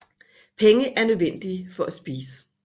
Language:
Danish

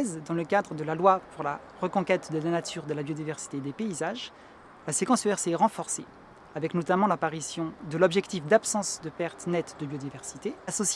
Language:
French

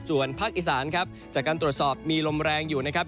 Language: Thai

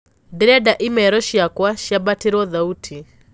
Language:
Kikuyu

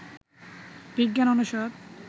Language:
Bangla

